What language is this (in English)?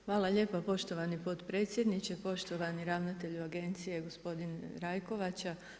Croatian